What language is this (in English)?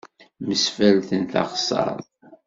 Kabyle